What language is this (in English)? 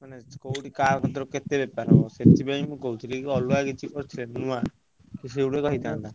Odia